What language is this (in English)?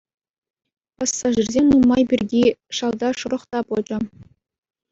Chuvash